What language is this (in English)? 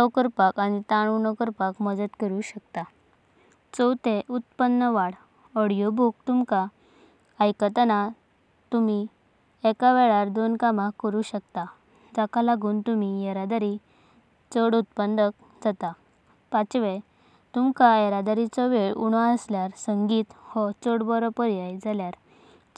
Konkani